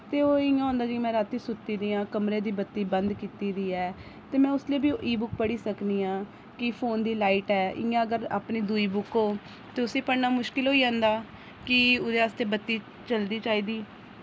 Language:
Dogri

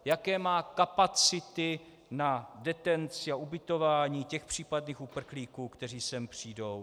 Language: Czech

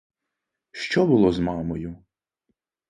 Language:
Ukrainian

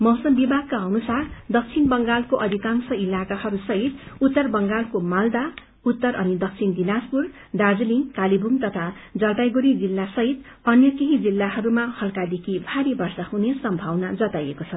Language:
Nepali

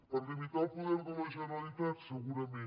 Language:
Catalan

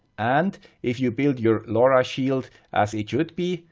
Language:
English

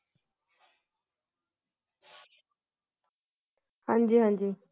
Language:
Punjabi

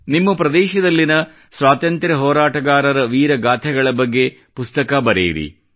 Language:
Kannada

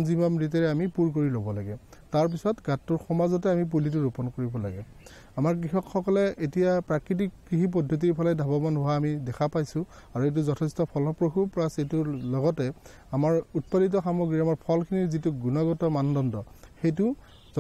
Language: Bangla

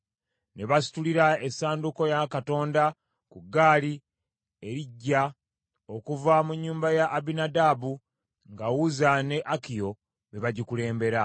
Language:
Ganda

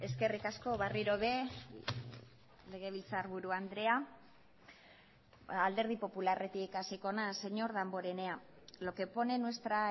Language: Basque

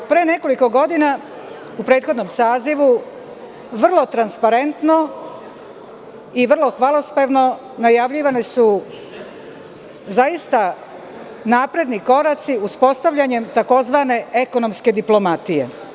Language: Serbian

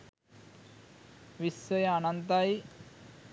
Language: Sinhala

